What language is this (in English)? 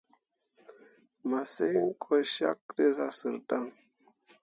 Mundang